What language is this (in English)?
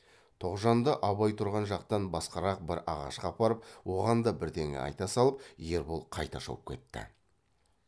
Kazakh